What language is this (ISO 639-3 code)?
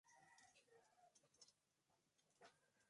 spa